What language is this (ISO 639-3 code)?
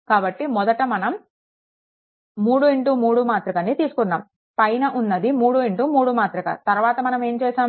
tel